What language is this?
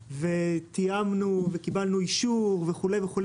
Hebrew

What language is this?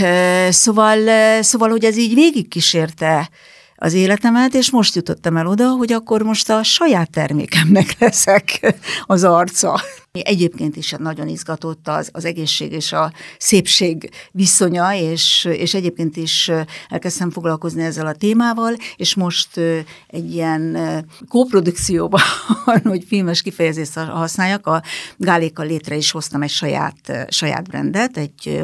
Hungarian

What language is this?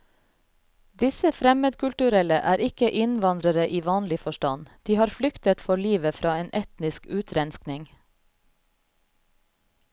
Norwegian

